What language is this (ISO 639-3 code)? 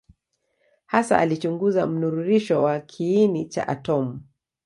swa